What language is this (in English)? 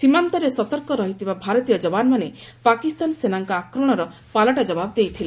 Odia